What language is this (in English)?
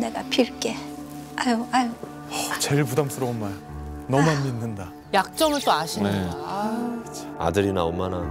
Korean